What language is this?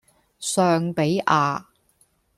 Cantonese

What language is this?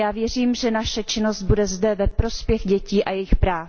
Czech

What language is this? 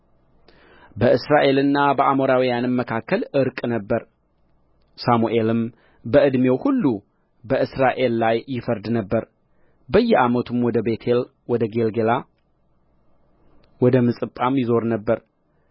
Amharic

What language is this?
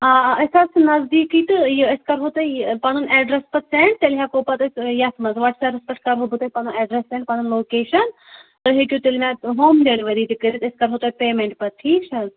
Kashmiri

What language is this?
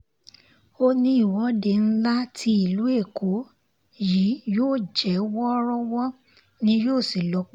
Yoruba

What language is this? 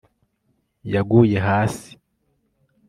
Kinyarwanda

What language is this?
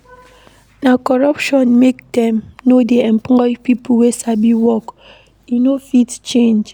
Nigerian Pidgin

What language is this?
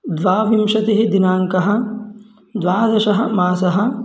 Sanskrit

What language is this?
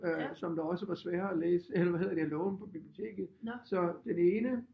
Danish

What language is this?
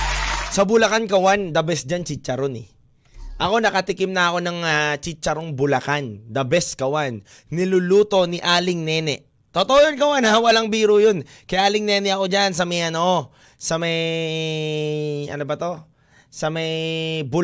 Filipino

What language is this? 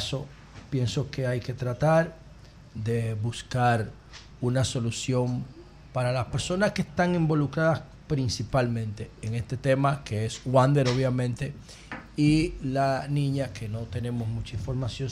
Spanish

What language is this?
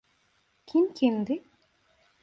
Turkish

